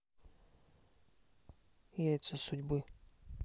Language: Russian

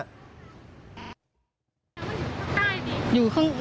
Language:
Thai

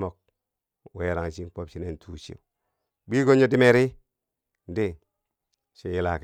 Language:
Bangwinji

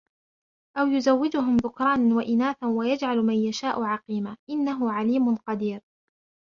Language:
Arabic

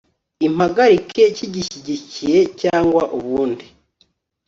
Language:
Kinyarwanda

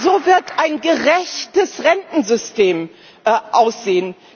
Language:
German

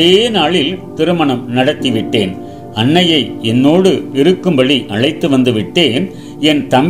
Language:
Tamil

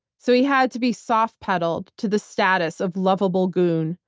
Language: English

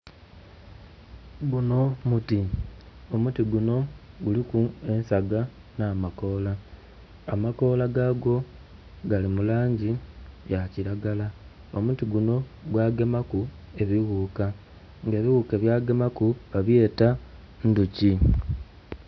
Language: Soga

